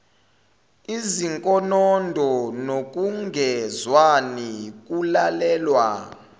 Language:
Zulu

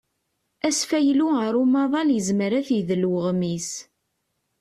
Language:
Kabyle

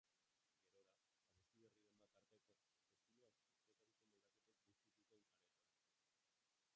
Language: Basque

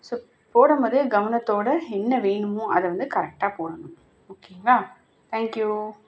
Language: Tamil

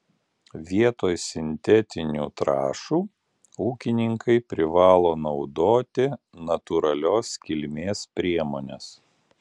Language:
Lithuanian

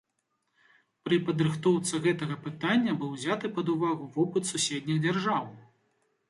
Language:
Belarusian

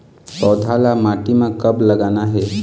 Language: Chhattisgarhi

